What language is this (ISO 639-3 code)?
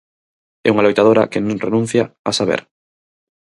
glg